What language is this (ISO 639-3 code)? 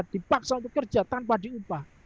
ind